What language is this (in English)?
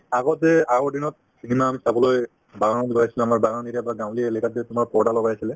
Assamese